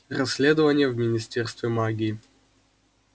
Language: Russian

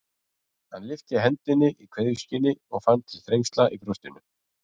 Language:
Icelandic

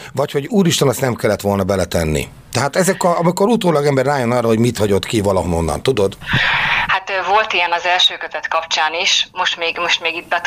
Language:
Hungarian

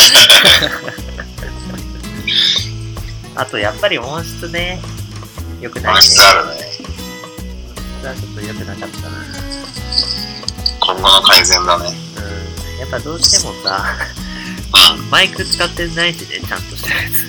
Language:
Japanese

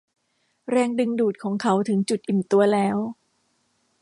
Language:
Thai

